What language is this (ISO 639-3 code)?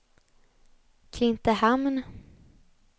swe